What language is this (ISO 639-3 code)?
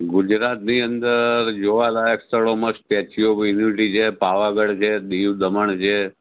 guj